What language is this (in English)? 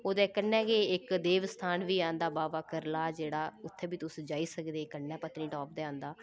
Dogri